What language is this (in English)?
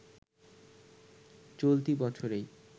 Bangla